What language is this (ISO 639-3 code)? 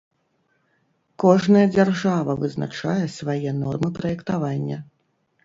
bel